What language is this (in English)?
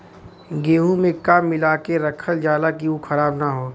Bhojpuri